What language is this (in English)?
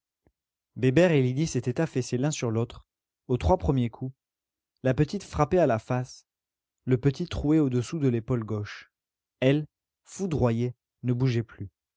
French